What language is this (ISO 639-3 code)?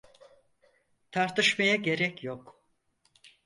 tur